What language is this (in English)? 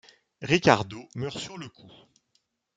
French